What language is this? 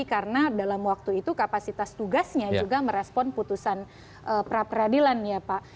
Indonesian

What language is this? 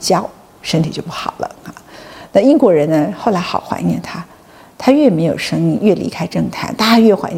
Chinese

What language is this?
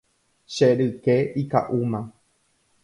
Guarani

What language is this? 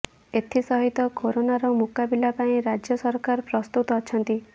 Odia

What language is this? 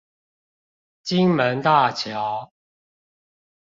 Chinese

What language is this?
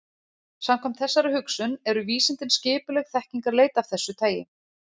Icelandic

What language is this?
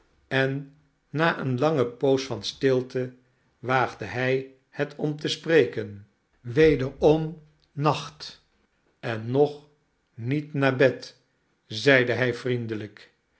Dutch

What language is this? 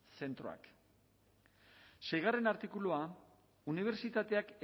Basque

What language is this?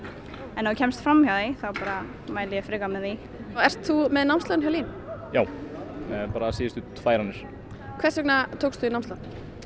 Icelandic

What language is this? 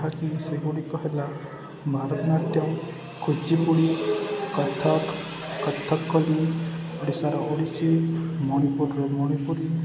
Odia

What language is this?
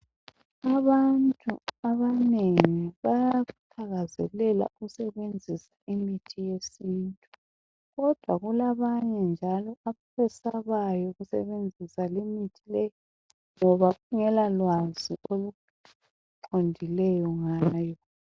North Ndebele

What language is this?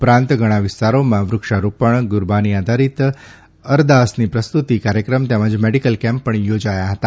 Gujarati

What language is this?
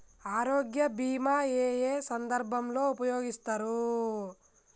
Telugu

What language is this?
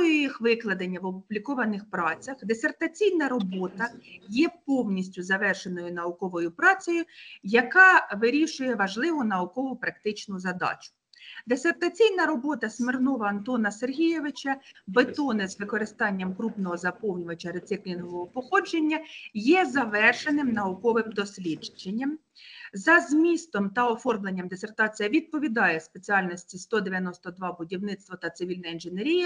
Ukrainian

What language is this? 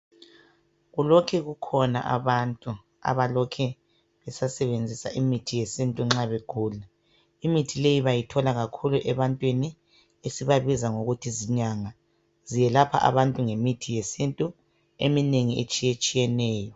North Ndebele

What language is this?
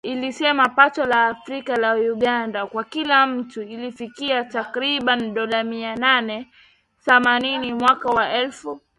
Swahili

